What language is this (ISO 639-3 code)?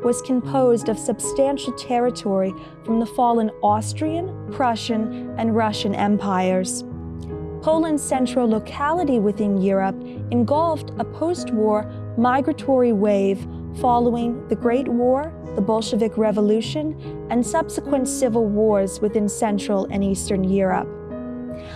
eng